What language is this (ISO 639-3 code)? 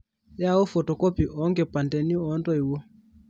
mas